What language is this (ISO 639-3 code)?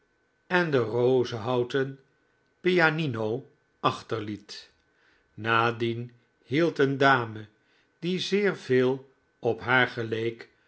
nld